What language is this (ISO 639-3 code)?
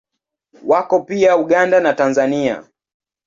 swa